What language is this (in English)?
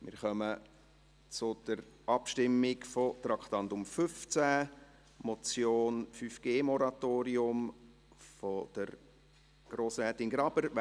Swiss German